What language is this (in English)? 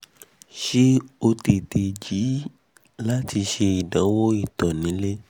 Yoruba